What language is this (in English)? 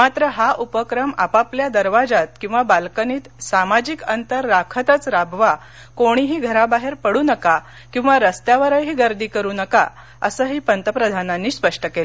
Marathi